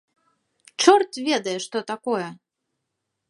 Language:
Belarusian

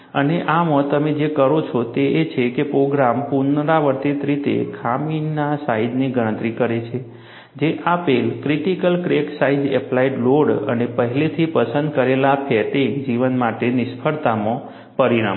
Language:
Gujarati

